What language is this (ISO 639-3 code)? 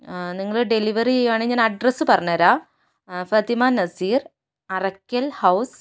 mal